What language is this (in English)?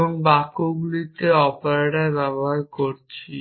Bangla